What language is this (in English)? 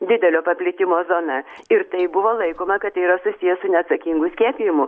Lithuanian